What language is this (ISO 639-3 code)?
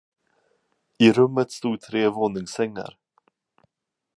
swe